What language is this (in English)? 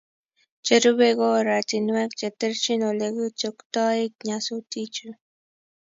Kalenjin